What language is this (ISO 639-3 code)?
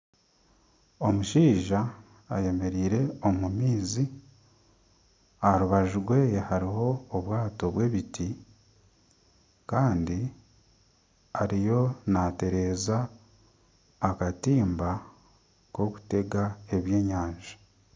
nyn